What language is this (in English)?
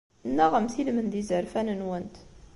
Kabyle